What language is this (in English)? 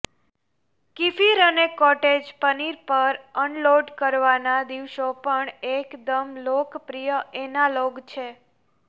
Gujarati